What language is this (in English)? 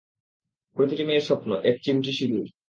Bangla